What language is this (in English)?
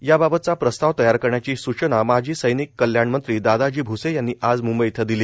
Marathi